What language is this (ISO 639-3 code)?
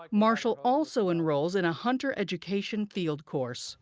eng